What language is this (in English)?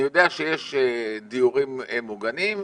Hebrew